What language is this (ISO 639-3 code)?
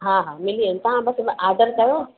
snd